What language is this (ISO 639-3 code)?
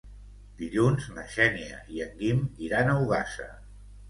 cat